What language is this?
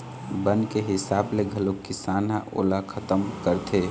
Chhattisgarhi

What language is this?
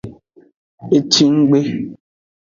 Aja (Benin)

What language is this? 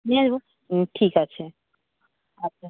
Bangla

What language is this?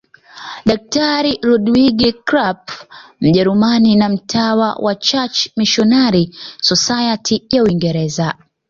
Swahili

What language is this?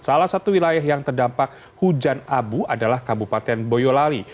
Indonesian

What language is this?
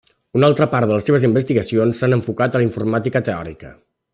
Catalan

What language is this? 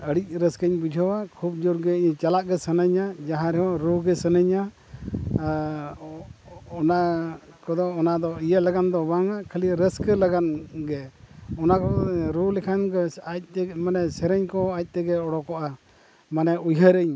Santali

